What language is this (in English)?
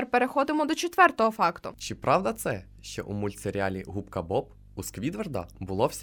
Ukrainian